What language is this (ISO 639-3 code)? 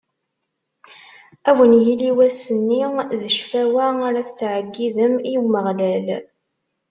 kab